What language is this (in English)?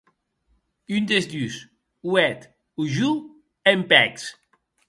Occitan